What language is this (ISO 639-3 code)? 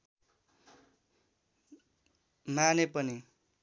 nep